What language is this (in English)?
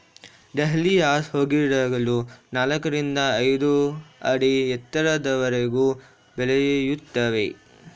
Kannada